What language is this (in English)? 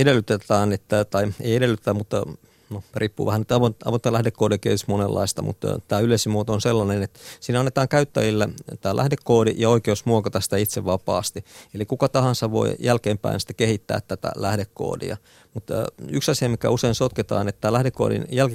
Finnish